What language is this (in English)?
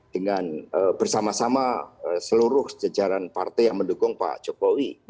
Indonesian